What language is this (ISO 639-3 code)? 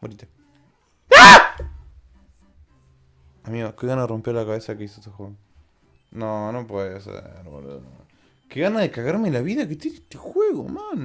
spa